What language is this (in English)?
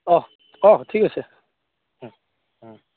Assamese